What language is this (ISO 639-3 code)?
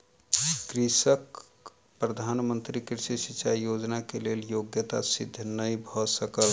mai